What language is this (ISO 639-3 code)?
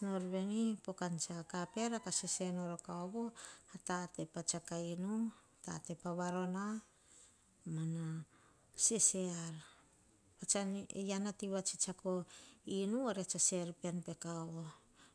hah